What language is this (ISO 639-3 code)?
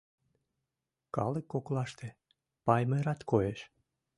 chm